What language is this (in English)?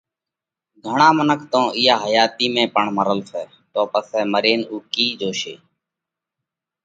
Parkari Koli